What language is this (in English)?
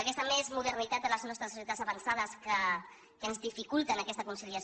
Catalan